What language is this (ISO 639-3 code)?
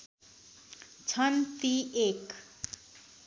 nep